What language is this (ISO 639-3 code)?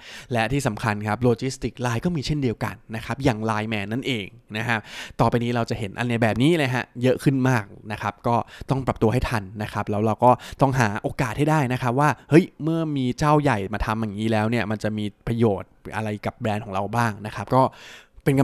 tha